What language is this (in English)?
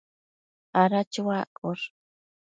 Matsés